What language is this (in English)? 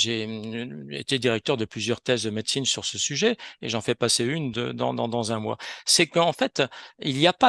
French